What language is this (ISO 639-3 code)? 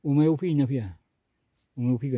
brx